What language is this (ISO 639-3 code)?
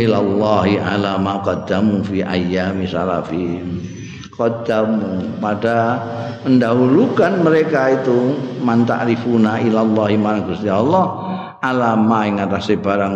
ind